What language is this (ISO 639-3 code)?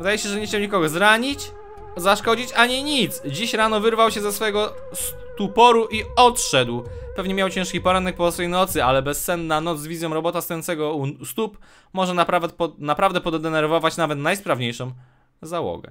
pol